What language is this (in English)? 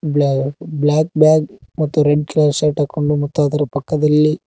Kannada